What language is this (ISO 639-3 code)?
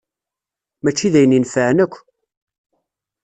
kab